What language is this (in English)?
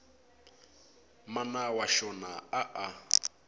Tsonga